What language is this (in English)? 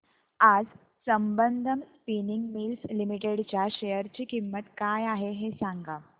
Marathi